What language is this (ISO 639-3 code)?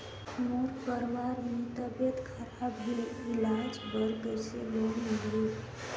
hne